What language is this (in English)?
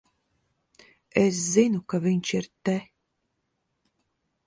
Latvian